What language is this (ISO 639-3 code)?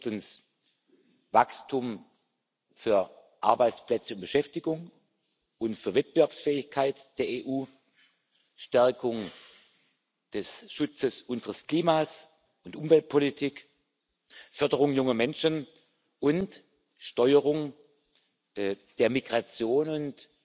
deu